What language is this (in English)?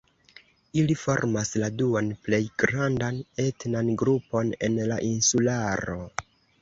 Esperanto